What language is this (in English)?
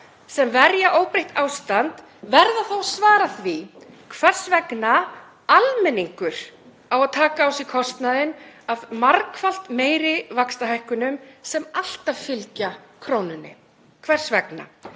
Icelandic